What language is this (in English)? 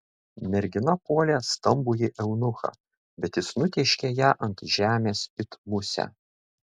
Lithuanian